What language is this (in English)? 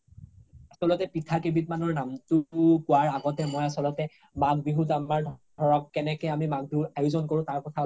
Assamese